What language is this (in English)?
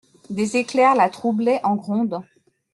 French